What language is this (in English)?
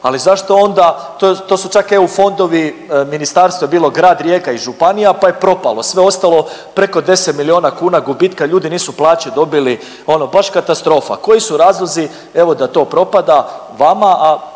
Croatian